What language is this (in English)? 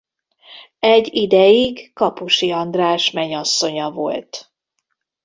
Hungarian